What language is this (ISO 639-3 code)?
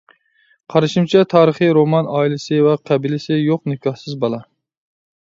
uig